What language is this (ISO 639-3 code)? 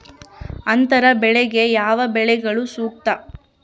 kan